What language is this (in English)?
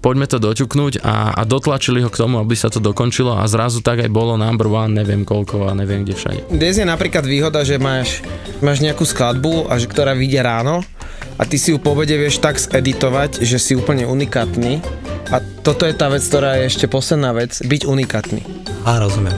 Slovak